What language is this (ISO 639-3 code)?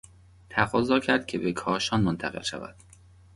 fas